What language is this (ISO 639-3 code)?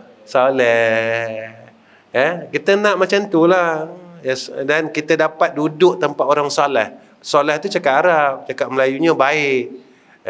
msa